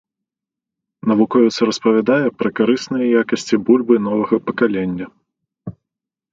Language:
Belarusian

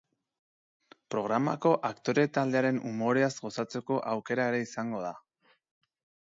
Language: Basque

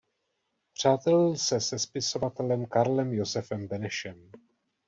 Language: Czech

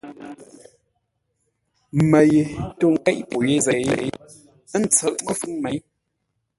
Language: Ngombale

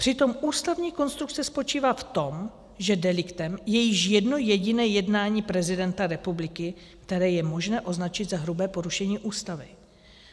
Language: Czech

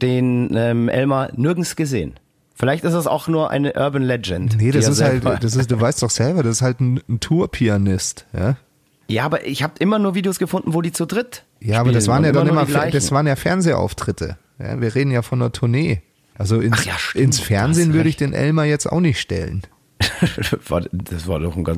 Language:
German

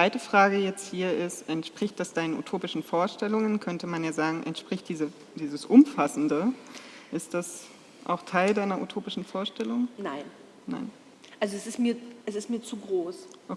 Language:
German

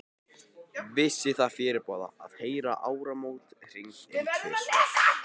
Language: Icelandic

